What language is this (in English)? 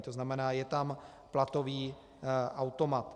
Czech